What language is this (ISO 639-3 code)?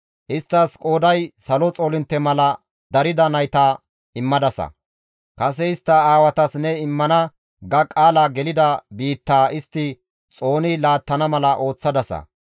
gmv